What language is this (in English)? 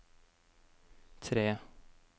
Norwegian